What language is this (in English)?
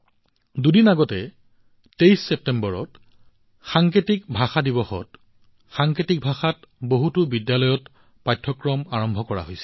Assamese